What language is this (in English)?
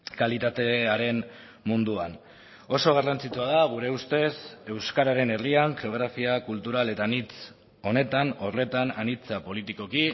Basque